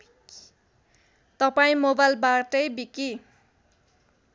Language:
Nepali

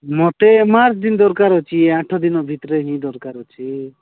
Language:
Odia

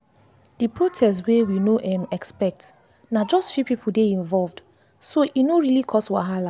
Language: Nigerian Pidgin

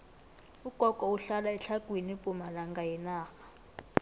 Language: South Ndebele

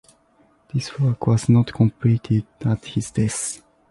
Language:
English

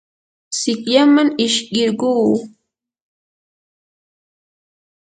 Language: Yanahuanca Pasco Quechua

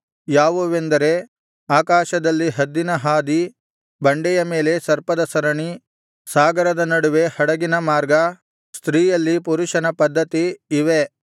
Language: Kannada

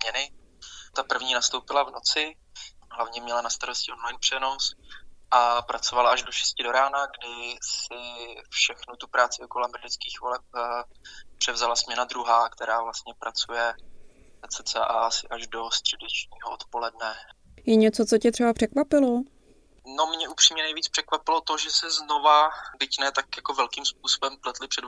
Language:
Czech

